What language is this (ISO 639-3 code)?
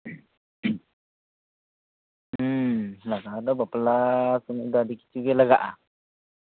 sat